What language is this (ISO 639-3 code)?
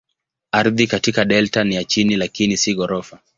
swa